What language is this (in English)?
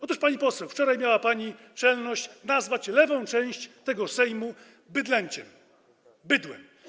Polish